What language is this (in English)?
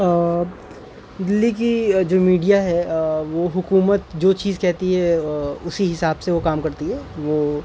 Urdu